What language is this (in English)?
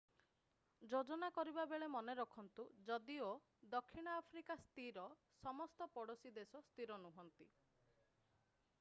Odia